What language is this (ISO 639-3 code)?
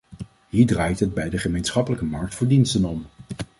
nld